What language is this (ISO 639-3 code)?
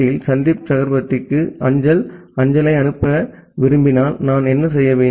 tam